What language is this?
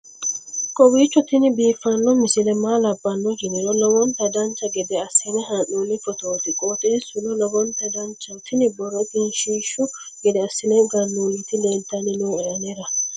Sidamo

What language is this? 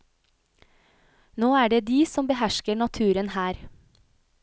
Norwegian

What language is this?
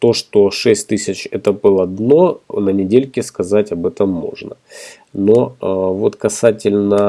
Russian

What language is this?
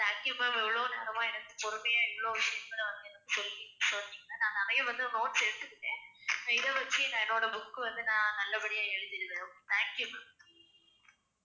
Tamil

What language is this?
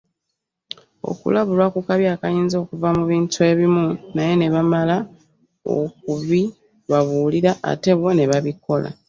Ganda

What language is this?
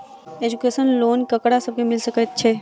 Maithili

